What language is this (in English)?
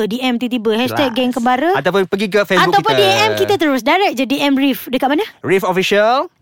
Malay